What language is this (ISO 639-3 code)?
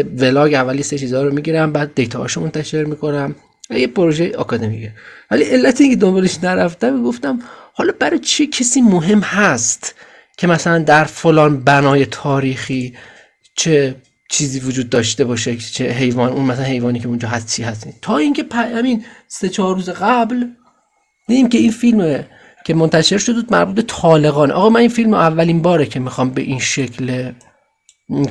fas